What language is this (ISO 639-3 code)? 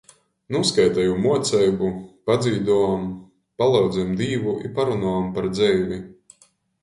ltg